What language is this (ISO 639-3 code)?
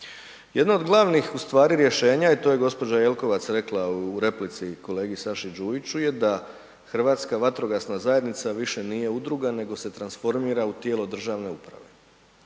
hrv